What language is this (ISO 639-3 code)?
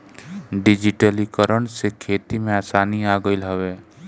bho